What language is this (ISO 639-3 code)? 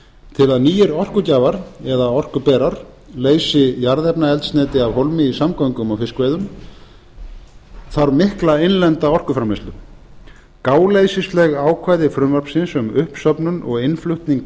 isl